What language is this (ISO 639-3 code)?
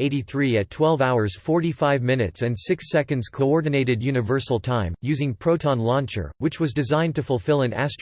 eng